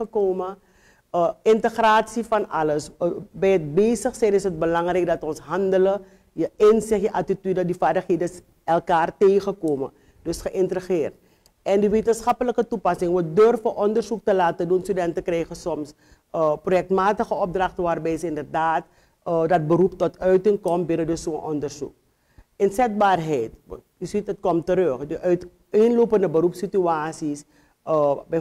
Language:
Dutch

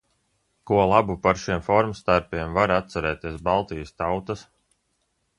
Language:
Latvian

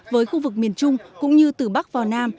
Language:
Vietnamese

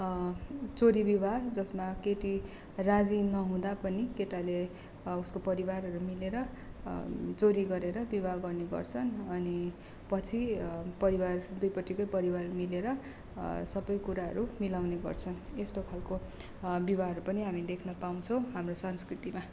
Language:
Nepali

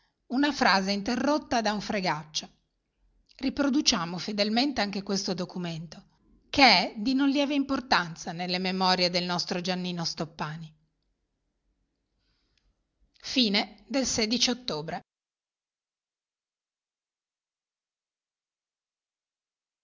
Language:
Italian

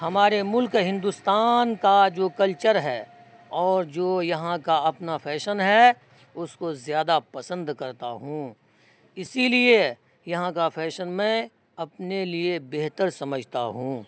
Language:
Urdu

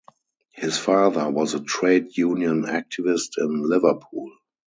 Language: English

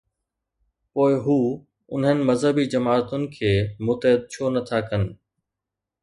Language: Sindhi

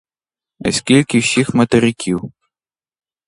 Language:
Ukrainian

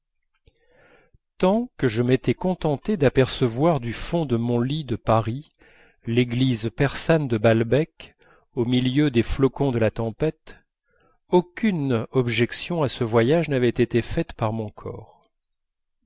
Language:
French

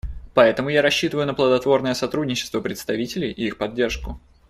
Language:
Russian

